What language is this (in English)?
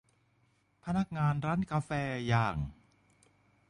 Thai